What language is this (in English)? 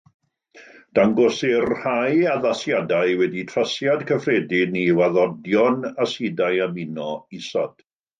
Welsh